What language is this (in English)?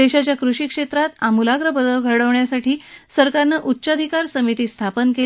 Marathi